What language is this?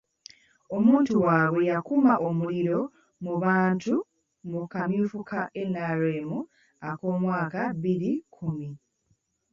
Ganda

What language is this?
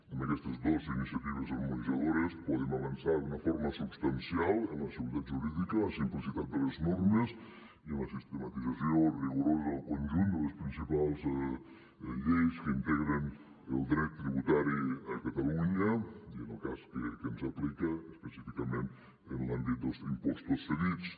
Catalan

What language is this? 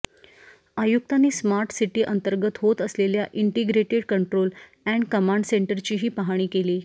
Marathi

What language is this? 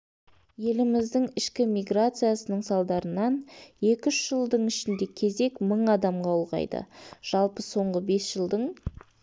Kazakh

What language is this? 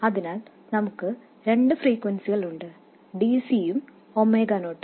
Malayalam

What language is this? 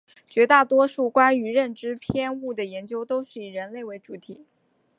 Chinese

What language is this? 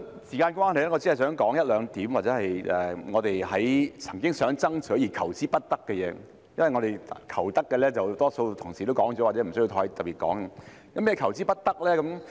Cantonese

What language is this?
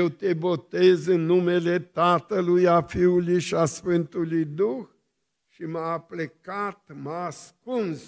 Romanian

